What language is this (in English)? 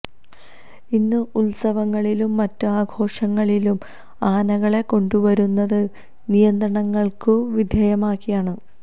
Malayalam